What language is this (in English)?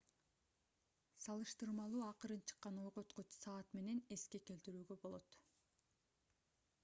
Kyrgyz